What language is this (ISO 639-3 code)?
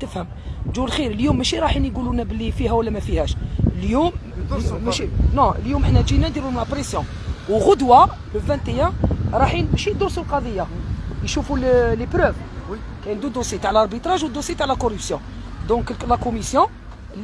ara